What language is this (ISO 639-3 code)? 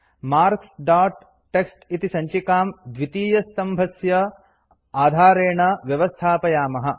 san